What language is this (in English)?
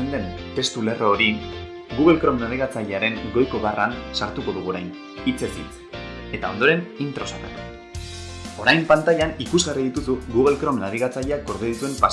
Basque